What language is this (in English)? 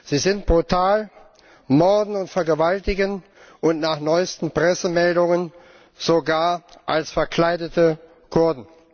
German